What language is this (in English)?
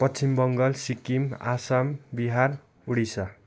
Nepali